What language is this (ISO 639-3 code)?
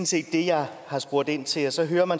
dan